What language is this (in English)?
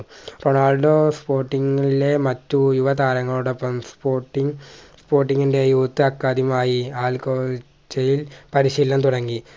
Malayalam